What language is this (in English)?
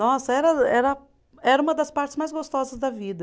Portuguese